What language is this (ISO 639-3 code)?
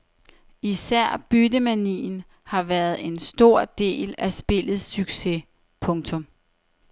dan